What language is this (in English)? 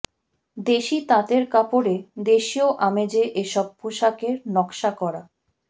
Bangla